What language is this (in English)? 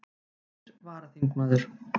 Icelandic